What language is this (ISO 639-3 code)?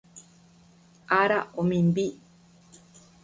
grn